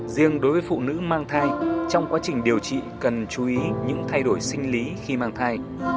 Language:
Vietnamese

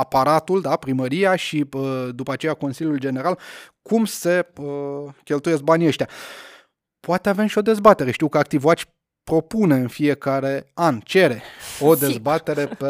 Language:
Romanian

